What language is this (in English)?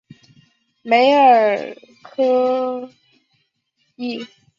Chinese